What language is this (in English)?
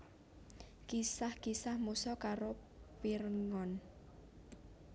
Javanese